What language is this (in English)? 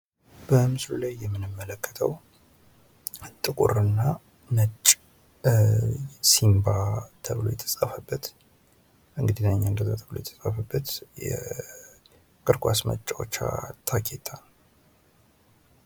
Amharic